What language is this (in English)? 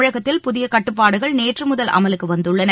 Tamil